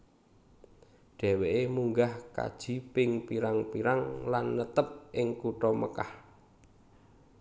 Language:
Javanese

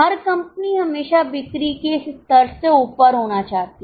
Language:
Hindi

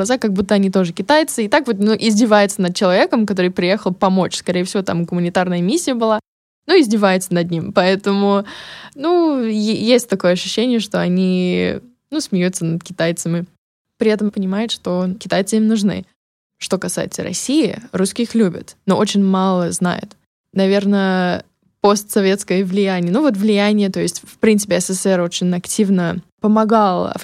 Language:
Russian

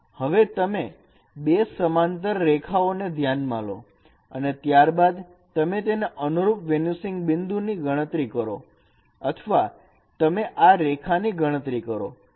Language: Gujarati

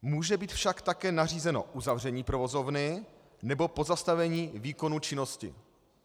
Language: Czech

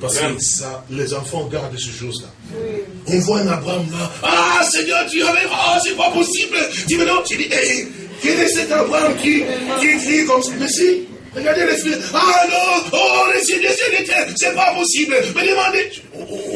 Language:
French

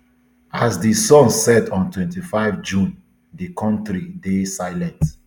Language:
Nigerian Pidgin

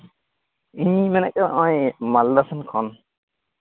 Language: Santali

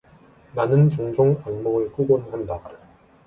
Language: Korean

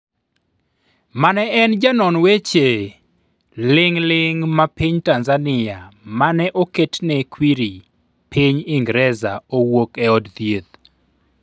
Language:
Luo (Kenya and Tanzania)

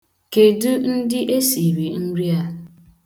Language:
Igbo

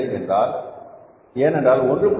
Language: Tamil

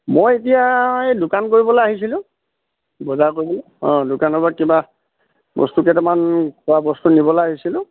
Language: Assamese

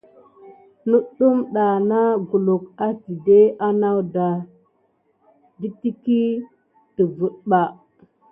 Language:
Gidar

